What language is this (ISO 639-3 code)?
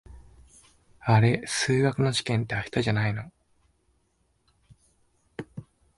jpn